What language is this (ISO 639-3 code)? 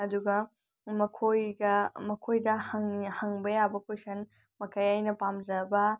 mni